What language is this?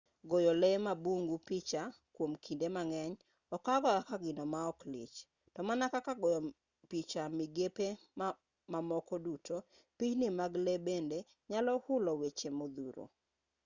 Luo (Kenya and Tanzania)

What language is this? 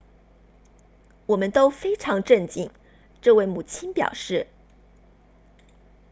Chinese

